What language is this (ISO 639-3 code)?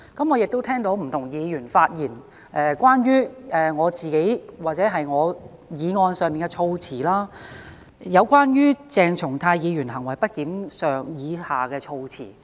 yue